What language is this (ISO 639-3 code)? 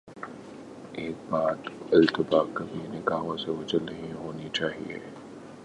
urd